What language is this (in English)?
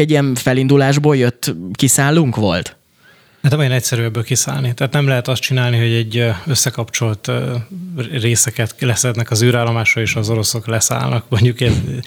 Hungarian